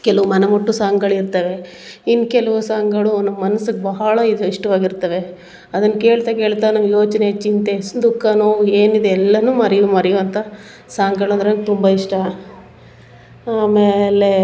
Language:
Kannada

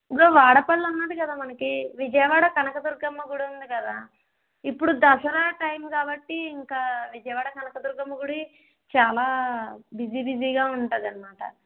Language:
Telugu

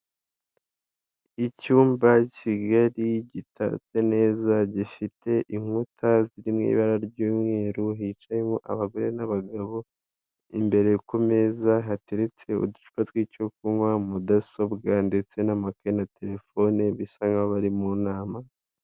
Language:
Kinyarwanda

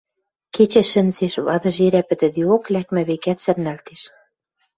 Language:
Western Mari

